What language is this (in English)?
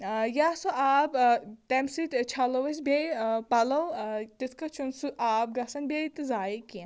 Kashmiri